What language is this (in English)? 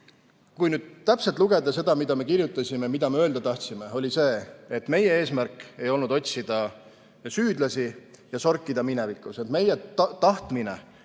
Estonian